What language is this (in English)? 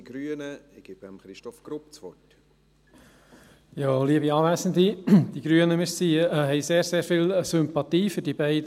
Swiss German